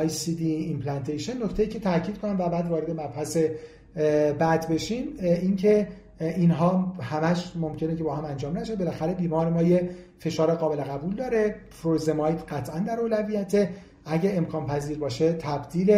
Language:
Persian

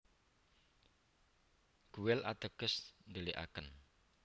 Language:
Javanese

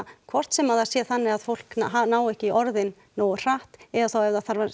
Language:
Icelandic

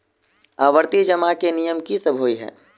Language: Maithili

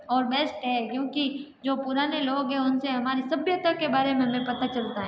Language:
Hindi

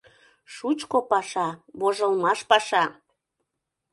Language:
Mari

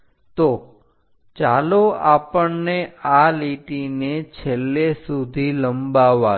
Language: Gujarati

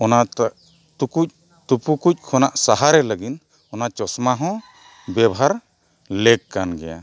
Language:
Santali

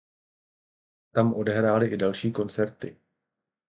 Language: Czech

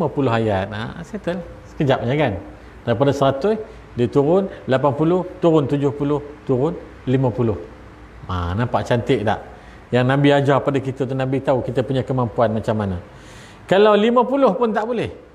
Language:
Malay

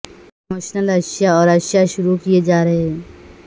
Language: Urdu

